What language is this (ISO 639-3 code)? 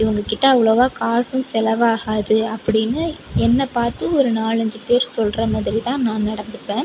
tam